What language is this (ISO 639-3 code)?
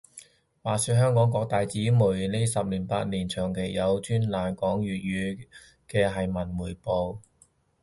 yue